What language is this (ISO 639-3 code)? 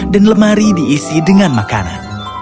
ind